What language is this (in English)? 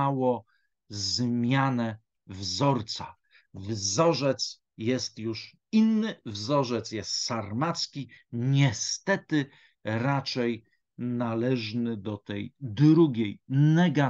Polish